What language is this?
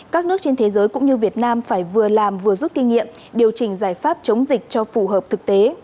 Vietnamese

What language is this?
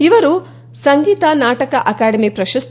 Kannada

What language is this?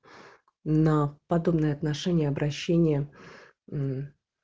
Russian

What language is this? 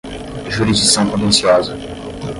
Portuguese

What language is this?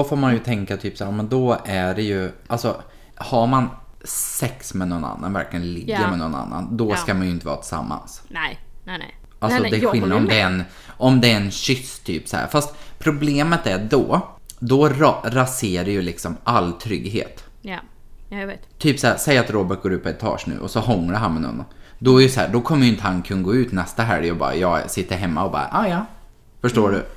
Swedish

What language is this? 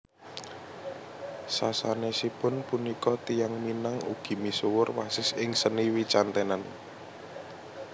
Javanese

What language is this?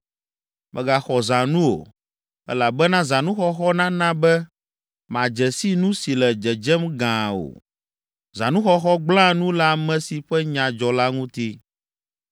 Ewe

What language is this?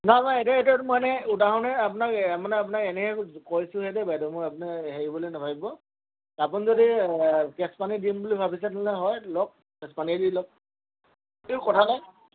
Assamese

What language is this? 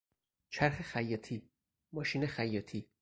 Persian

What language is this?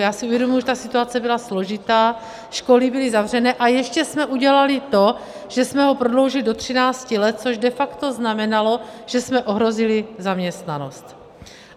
Czech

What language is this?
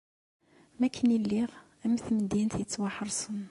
Kabyle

